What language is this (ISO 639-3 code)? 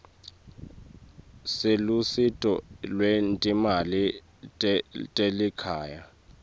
ssw